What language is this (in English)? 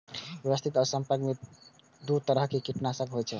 Maithili